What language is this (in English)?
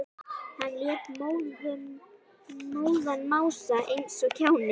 Icelandic